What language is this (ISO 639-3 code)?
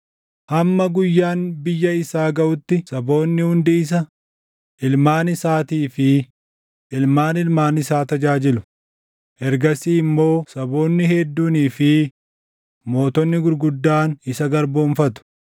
orm